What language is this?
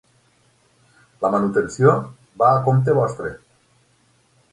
Catalan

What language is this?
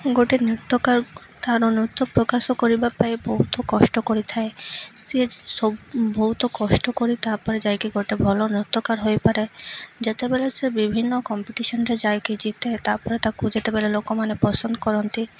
Odia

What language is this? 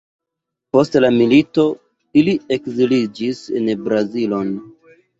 Esperanto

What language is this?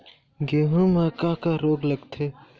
Chhattisgarhi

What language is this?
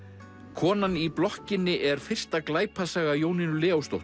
Icelandic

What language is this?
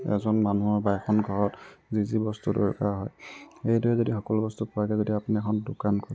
Assamese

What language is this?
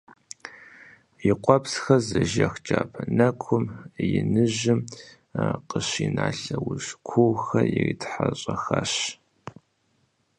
Kabardian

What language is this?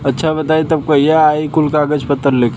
Bhojpuri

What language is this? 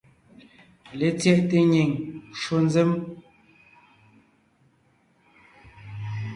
Ngiemboon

